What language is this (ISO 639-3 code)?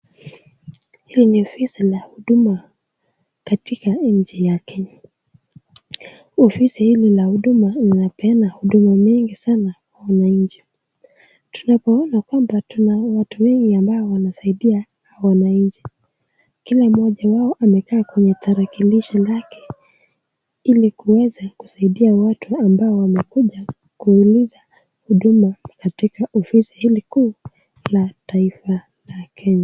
swa